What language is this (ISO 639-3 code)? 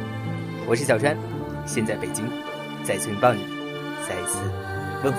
zho